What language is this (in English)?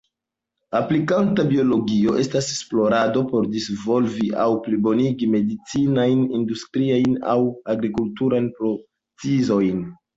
Esperanto